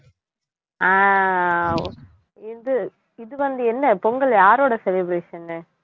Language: Tamil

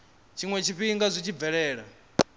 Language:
Venda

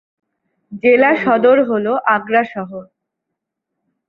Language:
Bangla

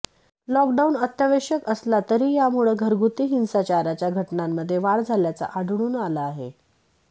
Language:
Marathi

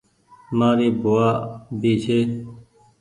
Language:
Goaria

